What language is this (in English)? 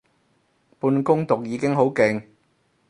Cantonese